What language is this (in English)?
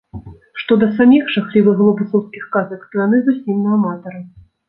Belarusian